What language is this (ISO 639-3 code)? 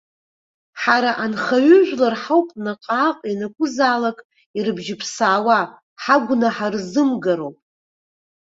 abk